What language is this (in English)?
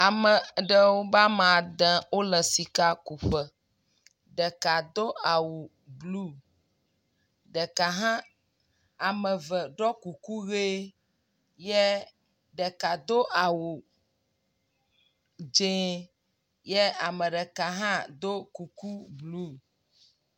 Ewe